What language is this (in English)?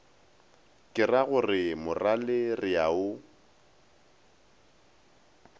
Northern Sotho